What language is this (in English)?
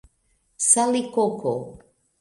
Esperanto